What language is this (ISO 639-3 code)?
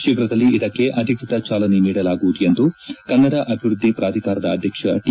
kan